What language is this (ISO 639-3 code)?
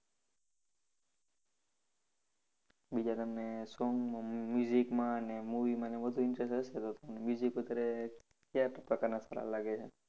guj